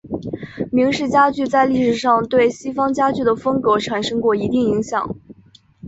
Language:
Chinese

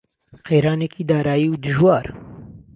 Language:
Central Kurdish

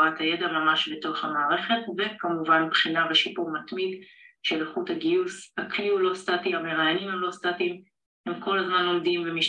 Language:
Hebrew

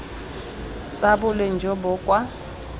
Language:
Tswana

